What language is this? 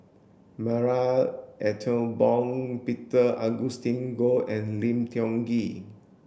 English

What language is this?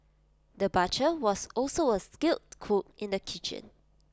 English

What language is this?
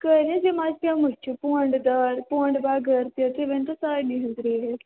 Kashmiri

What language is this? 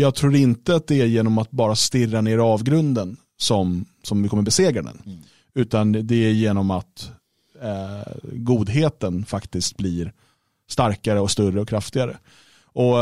Swedish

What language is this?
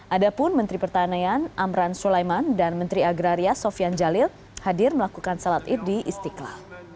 Indonesian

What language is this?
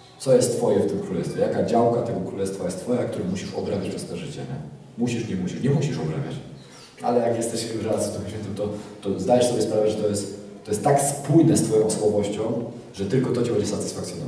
Polish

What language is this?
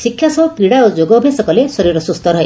Odia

